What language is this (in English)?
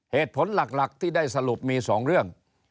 Thai